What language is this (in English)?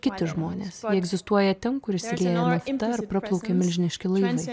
Lithuanian